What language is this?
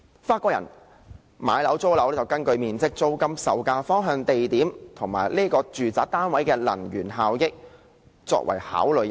Cantonese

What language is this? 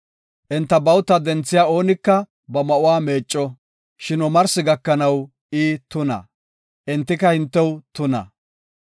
Gofa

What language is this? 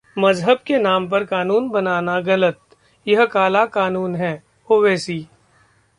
Hindi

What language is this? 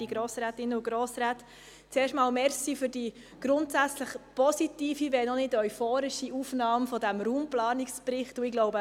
Swiss German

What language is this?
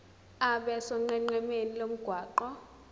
Zulu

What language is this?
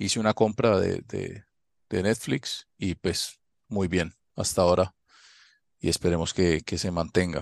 Spanish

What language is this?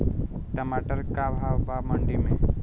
Bhojpuri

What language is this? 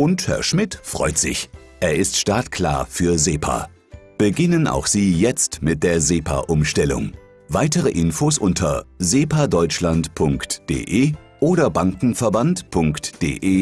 German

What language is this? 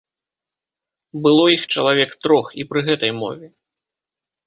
Belarusian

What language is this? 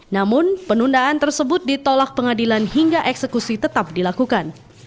Indonesian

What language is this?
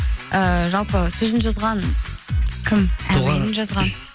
Kazakh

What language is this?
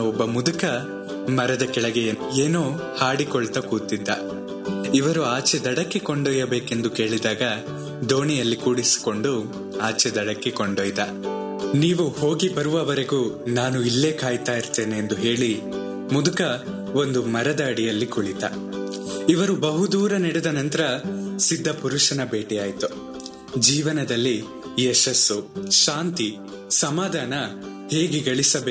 Kannada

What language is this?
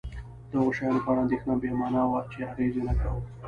Pashto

